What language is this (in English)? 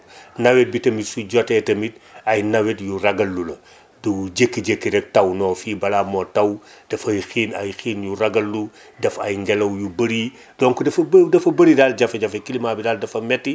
Wolof